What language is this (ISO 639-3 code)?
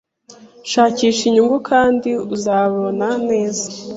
kin